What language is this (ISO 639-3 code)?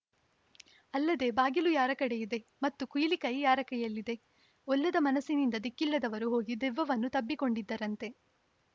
kan